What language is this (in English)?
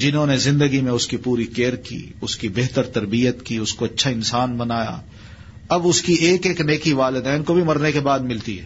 Urdu